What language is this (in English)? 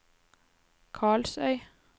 Norwegian